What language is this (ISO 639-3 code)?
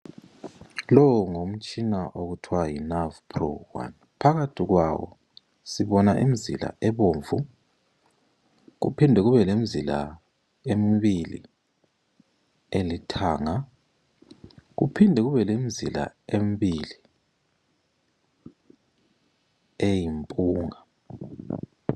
nde